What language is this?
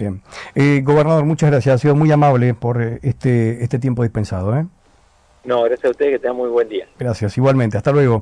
Spanish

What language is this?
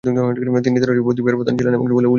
Bangla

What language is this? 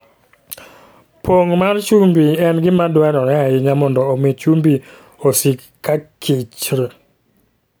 Luo (Kenya and Tanzania)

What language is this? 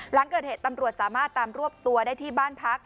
Thai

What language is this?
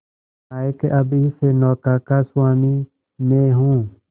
Hindi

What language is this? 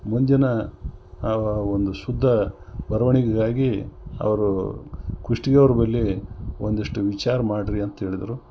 Kannada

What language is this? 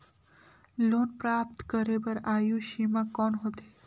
Chhattisgarhi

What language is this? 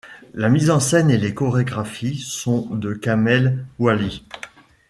French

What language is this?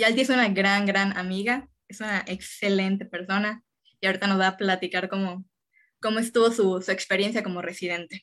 Spanish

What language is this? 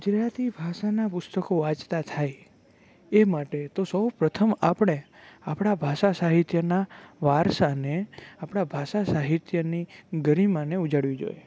Gujarati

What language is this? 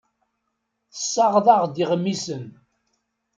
Kabyle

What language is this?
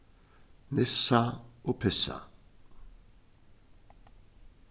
Faroese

